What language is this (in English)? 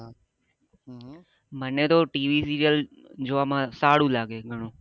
Gujarati